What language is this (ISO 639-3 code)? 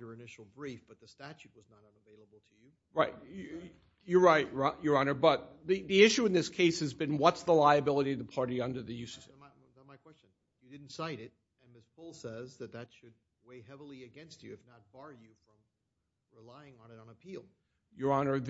eng